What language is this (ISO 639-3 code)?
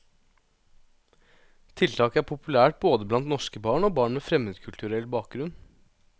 nor